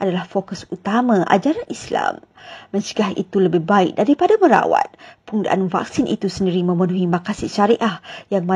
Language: Malay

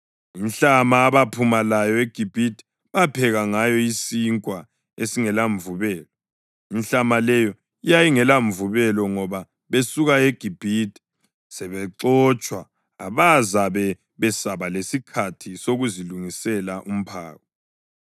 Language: North Ndebele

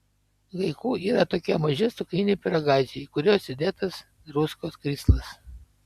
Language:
Lithuanian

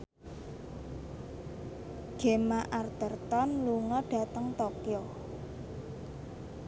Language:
Javanese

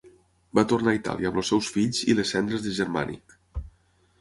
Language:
Catalan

